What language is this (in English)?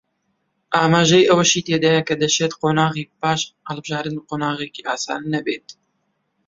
Central Kurdish